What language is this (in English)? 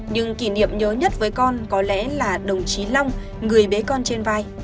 Vietnamese